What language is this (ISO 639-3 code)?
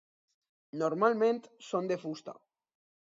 cat